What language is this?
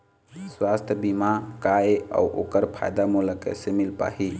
Chhattisgarhi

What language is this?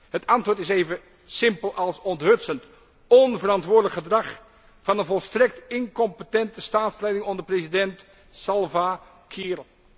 Dutch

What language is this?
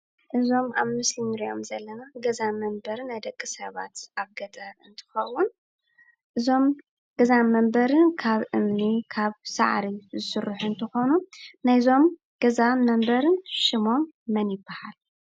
Tigrinya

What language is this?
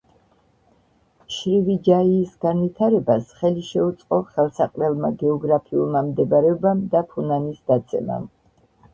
Georgian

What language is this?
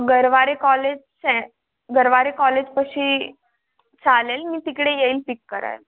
Marathi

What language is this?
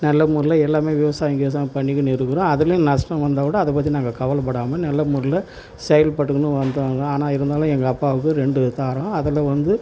Tamil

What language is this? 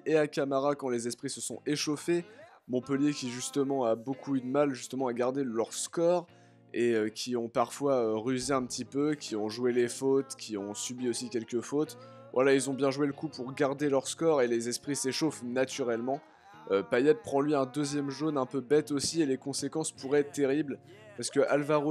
French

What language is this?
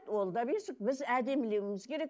Kazakh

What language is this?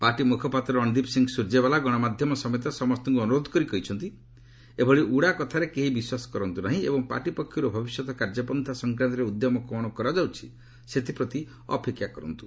Odia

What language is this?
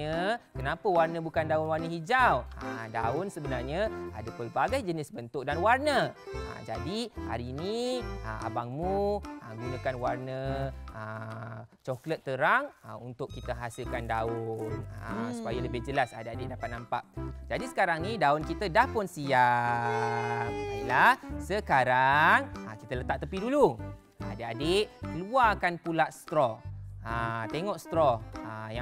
Malay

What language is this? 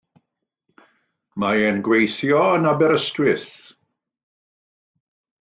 Welsh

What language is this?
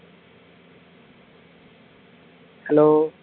Tamil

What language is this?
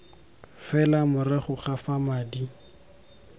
Tswana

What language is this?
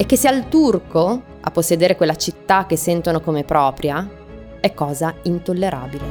Italian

